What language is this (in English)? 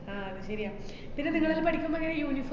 Malayalam